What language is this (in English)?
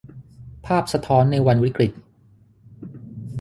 Thai